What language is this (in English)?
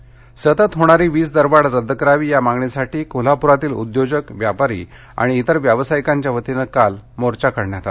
Marathi